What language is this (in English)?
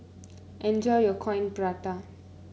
English